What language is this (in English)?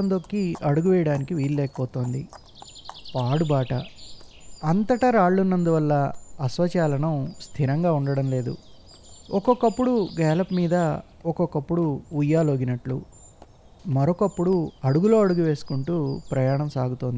Telugu